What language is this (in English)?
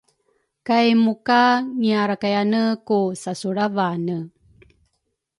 Rukai